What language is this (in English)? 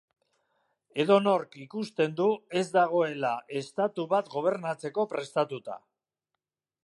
Basque